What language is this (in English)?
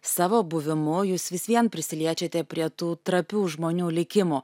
Lithuanian